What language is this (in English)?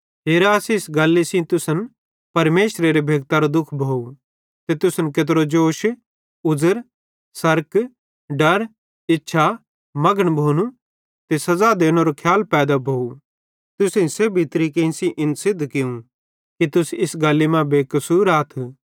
Bhadrawahi